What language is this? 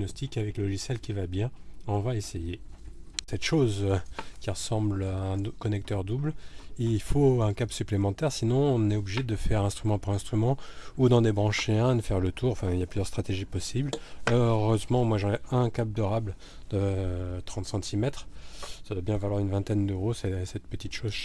French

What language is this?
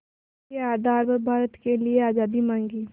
Hindi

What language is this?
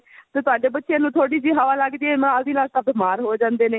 Punjabi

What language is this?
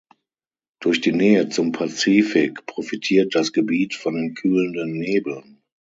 German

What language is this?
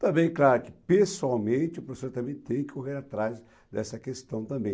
Portuguese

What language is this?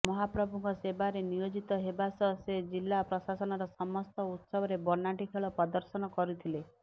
Odia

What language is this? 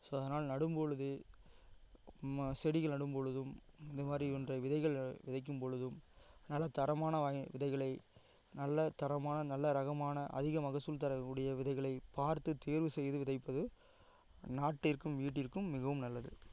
Tamil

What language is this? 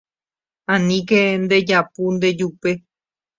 Guarani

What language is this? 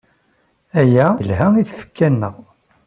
Kabyle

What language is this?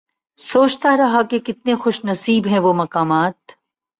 Urdu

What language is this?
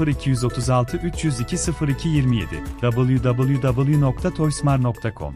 Turkish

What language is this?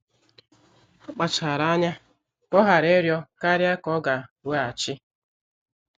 Igbo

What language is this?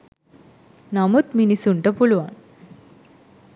Sinhala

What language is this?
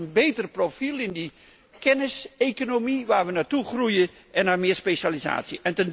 Dutch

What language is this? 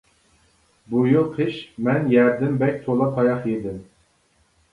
Uyghur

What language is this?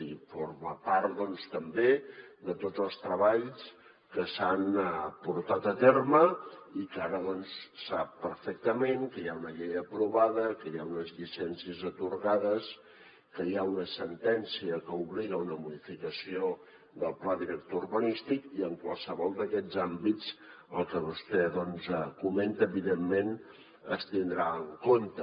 Catalan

